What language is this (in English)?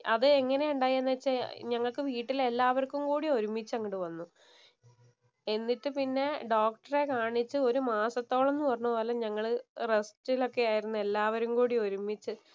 Malayalam